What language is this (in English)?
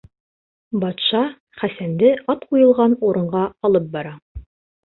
Bashkir